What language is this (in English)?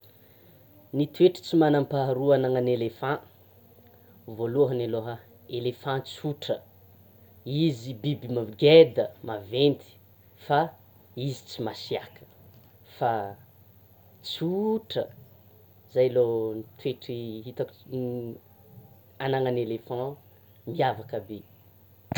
Tsimihety Malagasy